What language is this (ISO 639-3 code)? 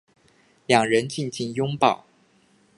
zho